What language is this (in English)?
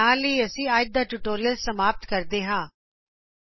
Punjabi